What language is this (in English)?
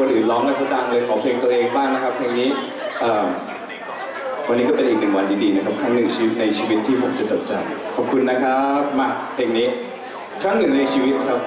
Thai